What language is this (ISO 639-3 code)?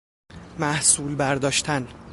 fas